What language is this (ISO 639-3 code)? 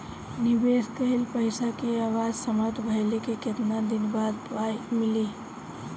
bho